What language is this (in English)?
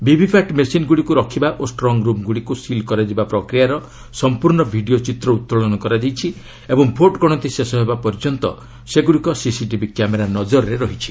Odia